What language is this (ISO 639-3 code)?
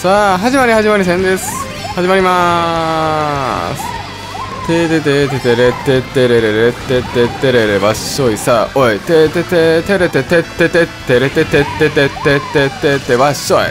jpn